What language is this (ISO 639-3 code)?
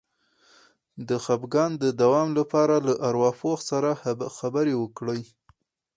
pus